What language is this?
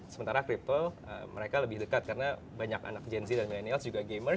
Indonesian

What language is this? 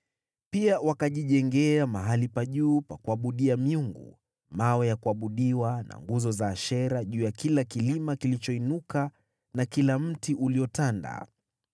Swahili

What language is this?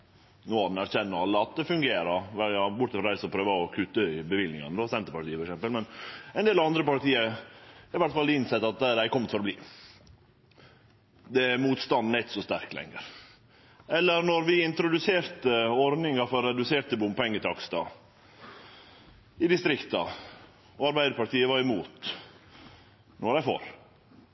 Norwegian Nynorsk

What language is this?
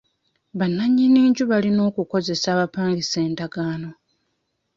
Ganda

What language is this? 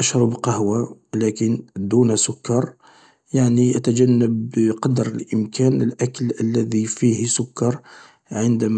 Algerian Arabic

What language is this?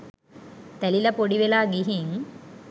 Sinhala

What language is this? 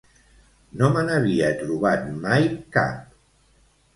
Catalan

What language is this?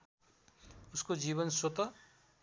Nepali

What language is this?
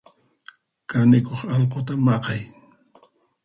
Puno Quechua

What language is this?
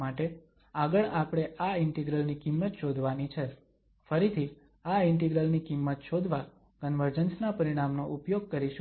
Gujarati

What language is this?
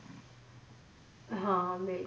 Punjabi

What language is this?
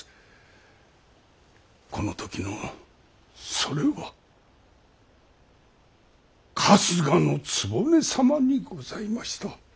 Japanese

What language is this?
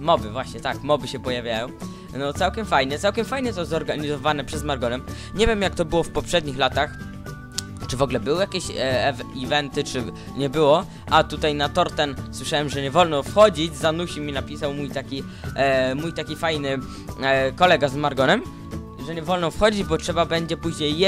Polish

